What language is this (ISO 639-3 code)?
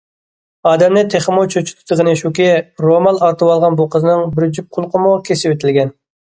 uig